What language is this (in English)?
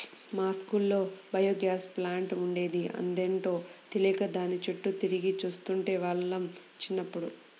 Telugu